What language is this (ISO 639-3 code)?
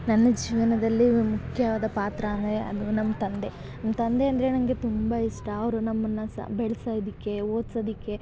kan